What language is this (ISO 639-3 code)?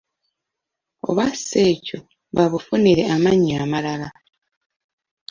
lug